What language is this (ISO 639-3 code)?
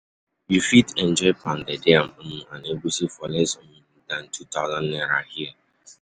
pcm